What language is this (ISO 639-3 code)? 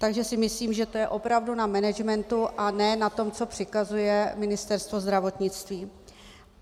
ces